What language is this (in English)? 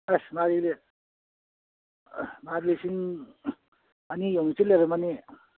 Manipuri